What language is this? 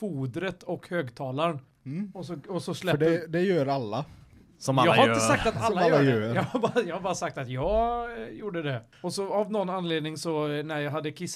Swedish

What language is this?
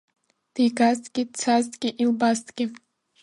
Abkhazian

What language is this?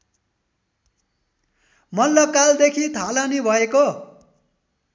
Nepali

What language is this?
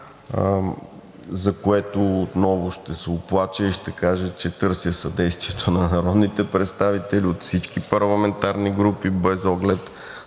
Bulgarian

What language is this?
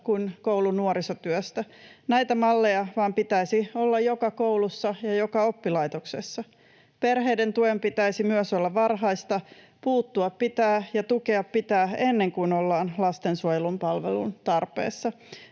Finnish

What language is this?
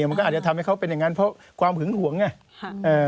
Thai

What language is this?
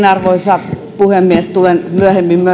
Finnish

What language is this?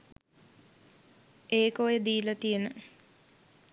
Sinhala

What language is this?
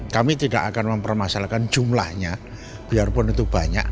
Indonesian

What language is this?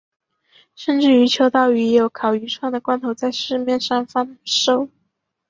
Chinese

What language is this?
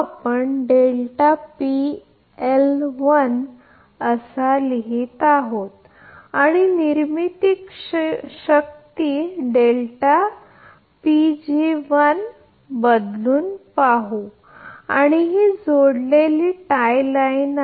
Marathi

